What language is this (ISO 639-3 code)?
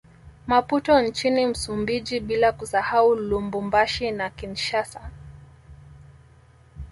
swa